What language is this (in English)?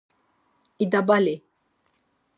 Laz